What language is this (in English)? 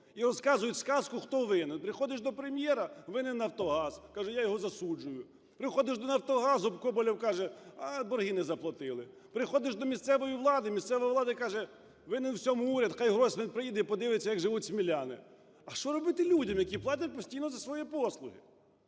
Ukrainian